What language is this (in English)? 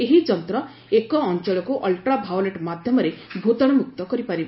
Odia